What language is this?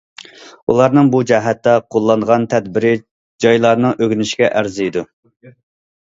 Uyghur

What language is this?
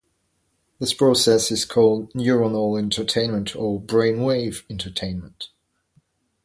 English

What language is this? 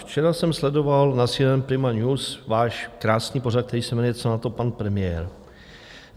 Czech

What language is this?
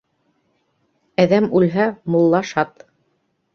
Bashkir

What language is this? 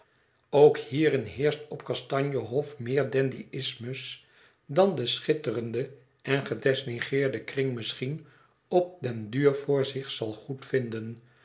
Dutch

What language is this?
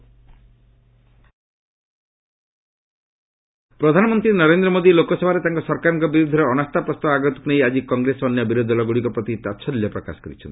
Odia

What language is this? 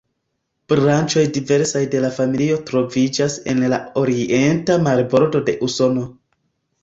Esperanto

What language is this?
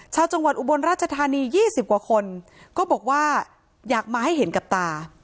Thai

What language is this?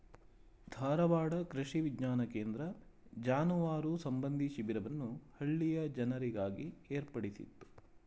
Kannada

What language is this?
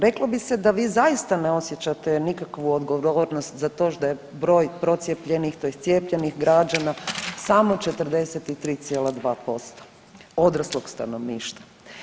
Croatian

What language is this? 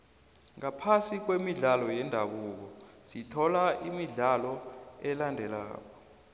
South Ndebele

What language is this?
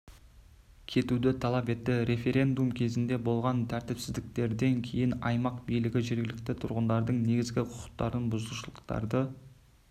Kazakh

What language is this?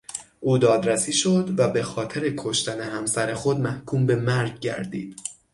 Persian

